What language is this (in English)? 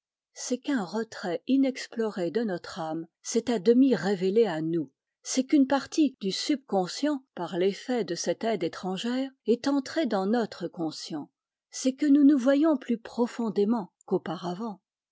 French